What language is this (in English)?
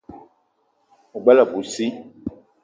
Eton (Cameroon)